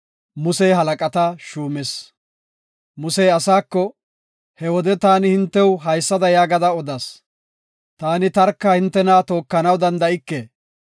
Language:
Gofa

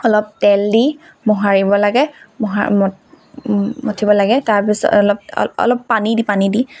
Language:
Assamese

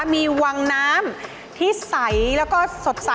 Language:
Thai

